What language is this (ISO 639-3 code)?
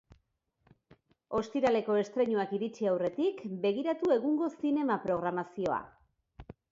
eus